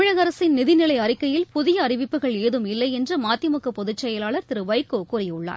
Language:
Tamil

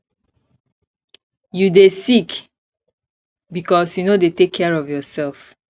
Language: Nigerian Pidgin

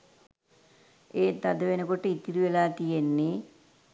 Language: Sinhala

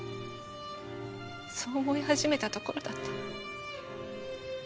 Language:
Japanese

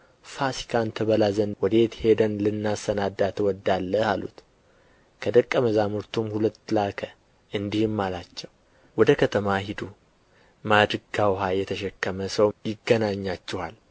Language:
Amharic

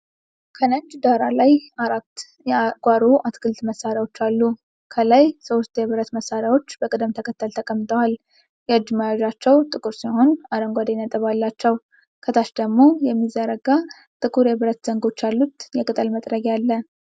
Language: Amharic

